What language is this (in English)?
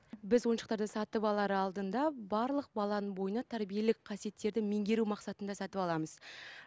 Kazakh